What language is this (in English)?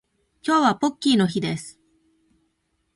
Japanese